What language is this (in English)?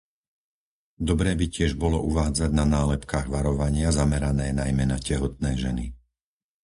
Slovak